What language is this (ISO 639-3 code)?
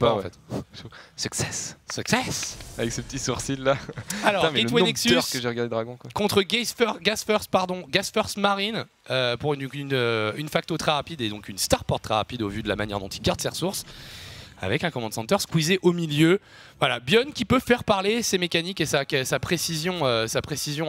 fra